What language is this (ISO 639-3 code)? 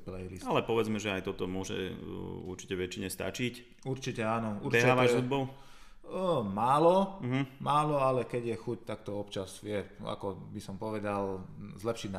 slk